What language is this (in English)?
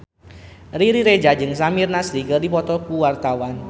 Sundanese